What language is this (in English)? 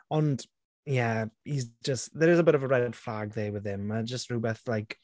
Welsh